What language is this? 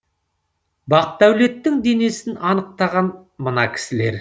Kazakh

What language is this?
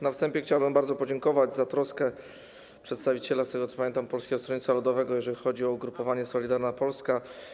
Polish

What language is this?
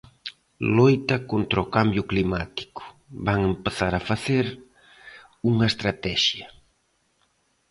Galician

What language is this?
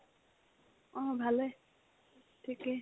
Assamese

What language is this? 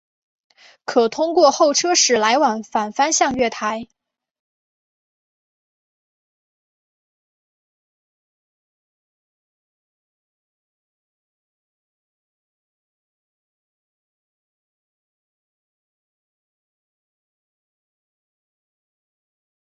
Chinese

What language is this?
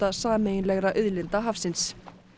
Icelandic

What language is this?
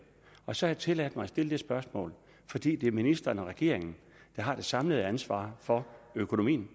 Danish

